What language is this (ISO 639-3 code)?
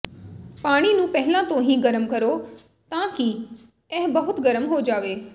pan